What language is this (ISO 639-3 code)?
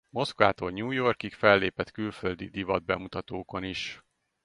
hun